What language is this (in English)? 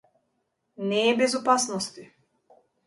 Macedonian